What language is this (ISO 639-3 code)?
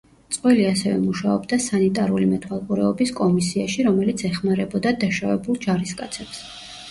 kat